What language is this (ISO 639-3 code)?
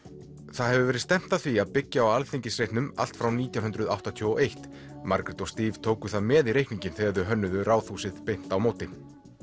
isl